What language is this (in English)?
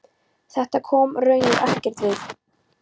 Icelandic